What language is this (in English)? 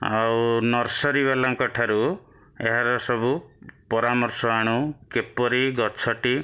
Odia